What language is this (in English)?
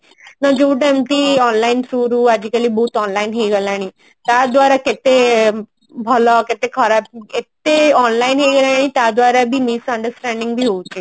Odia